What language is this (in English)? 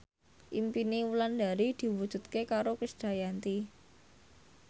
Javanese